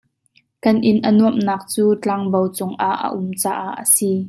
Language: Hakha Chin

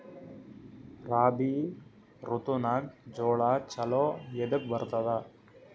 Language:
Kannada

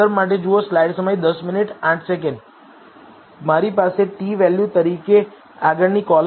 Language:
Gujarati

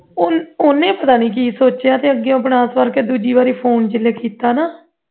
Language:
Punjabi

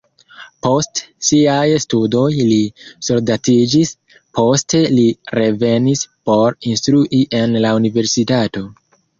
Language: Esperanto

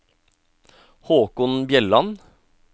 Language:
Norwegian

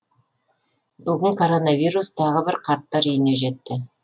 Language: Kazakh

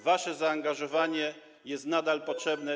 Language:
Polish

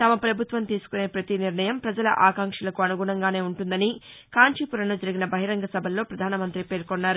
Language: Telugu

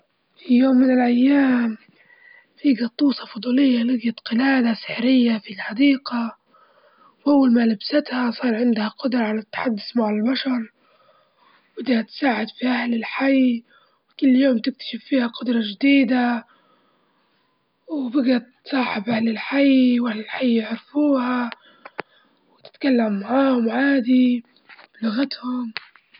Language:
Libyan Arabic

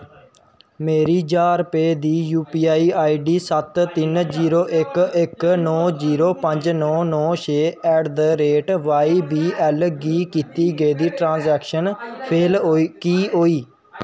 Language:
Dogri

